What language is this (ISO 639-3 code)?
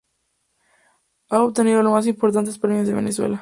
spa